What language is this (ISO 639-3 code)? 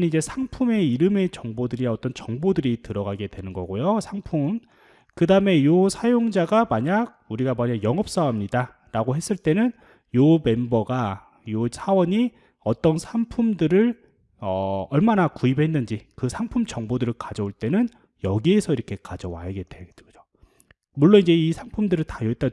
kor